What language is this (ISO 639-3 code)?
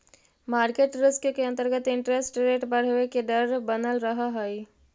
mag